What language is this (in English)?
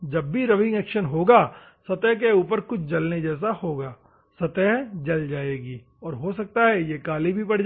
Hindi